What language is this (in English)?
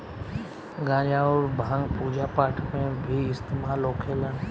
Bhojpuri